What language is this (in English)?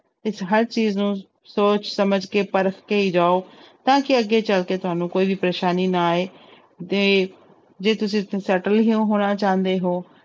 Punjabi